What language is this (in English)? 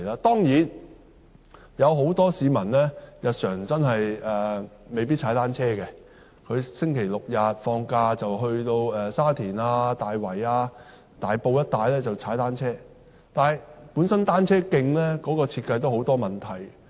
Cantonese